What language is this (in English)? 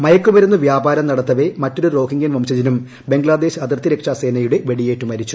Malayalam